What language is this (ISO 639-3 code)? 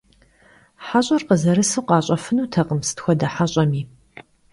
kbd